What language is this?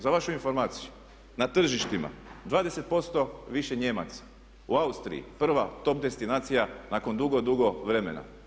Croatian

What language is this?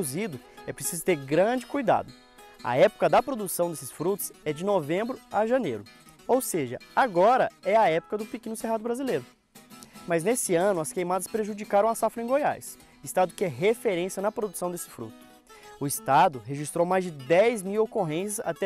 Portuguese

